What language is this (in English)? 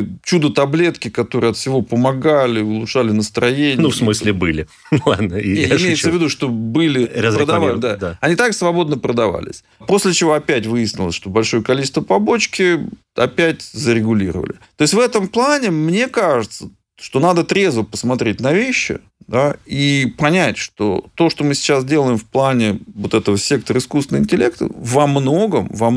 Russian